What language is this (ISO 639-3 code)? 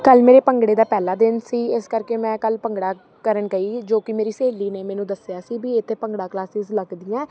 pan